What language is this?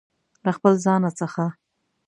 Pashto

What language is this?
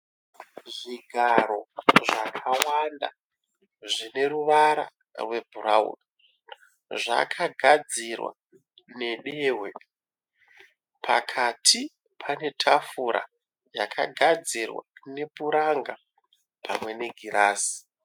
Shona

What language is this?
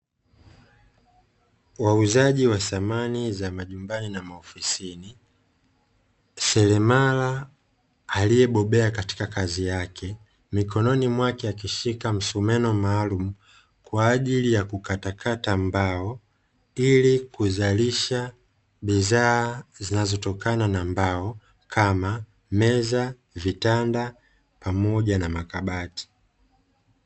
Swahili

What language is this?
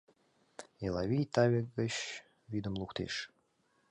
Mari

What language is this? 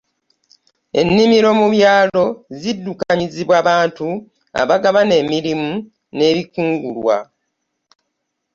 Ganda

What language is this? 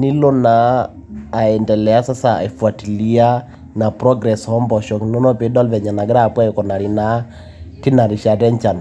Masai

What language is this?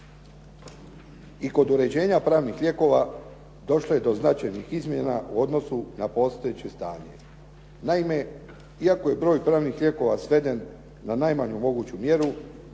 Croatian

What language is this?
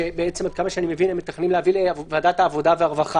Hebrew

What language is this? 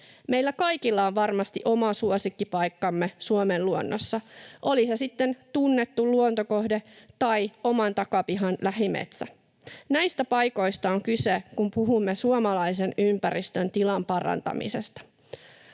Finnish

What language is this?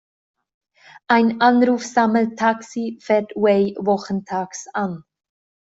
German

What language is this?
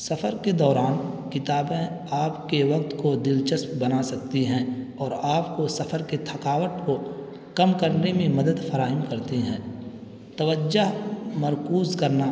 Urdu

